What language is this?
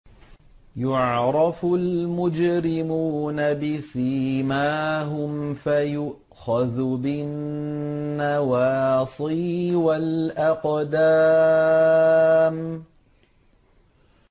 Arabic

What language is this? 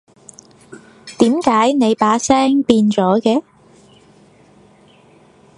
Cantonese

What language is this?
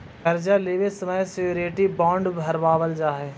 Magahi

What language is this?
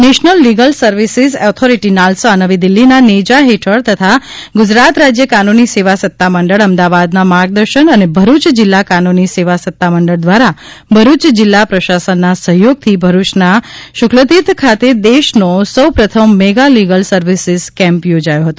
Gujarati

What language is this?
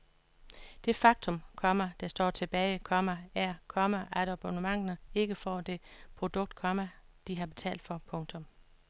Danish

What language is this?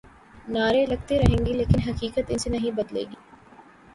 Urdu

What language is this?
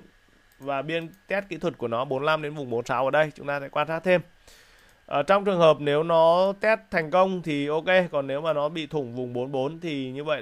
Vietnamese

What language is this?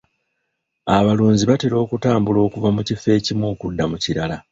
Ganda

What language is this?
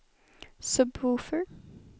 Swedish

